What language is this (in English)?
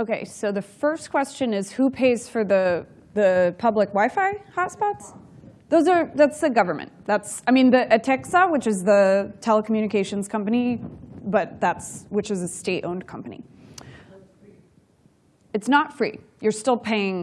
English